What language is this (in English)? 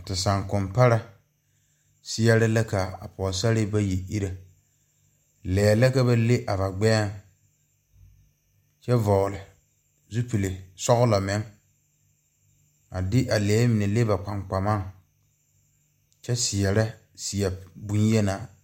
Southern Dagaare